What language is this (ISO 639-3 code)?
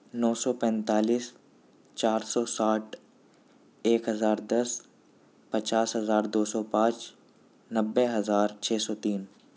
urd